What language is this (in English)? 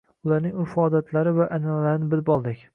Uzbek